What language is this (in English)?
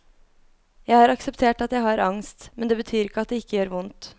Norwegian